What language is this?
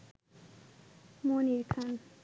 Bangla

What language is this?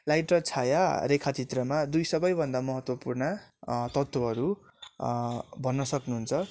Nepali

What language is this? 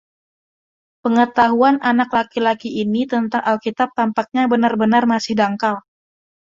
Indonesian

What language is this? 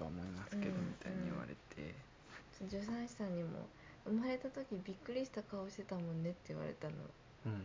Japanese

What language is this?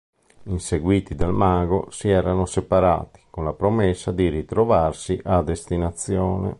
Italian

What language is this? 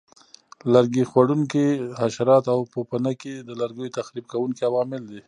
Pashto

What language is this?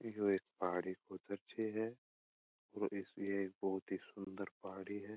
Marwari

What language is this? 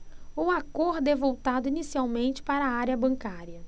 Portuguese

